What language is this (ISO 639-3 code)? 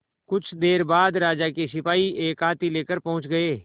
hin